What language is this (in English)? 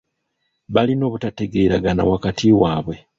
Ganda